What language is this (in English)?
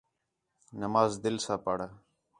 Khetrani